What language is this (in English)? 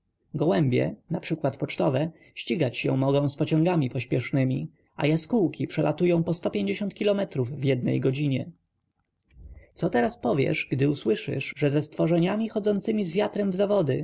Polish